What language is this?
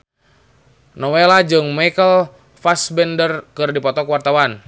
Sundanese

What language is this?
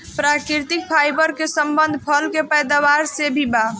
Bhojpuri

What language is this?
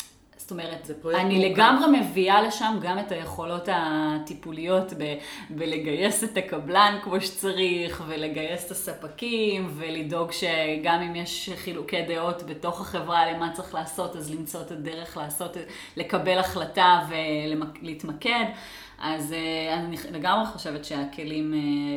Hebrew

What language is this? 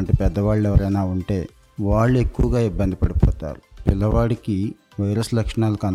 Telugu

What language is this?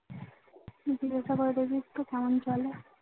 Bangla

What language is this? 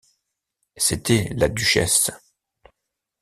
French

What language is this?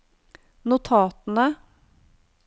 Norwegian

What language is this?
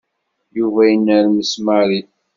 Kabyle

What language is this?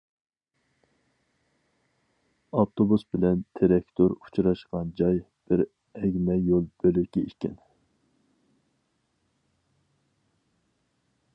Uyghur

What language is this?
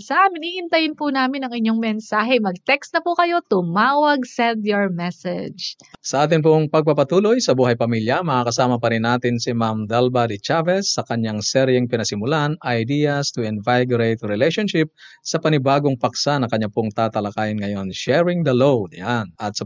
Filipino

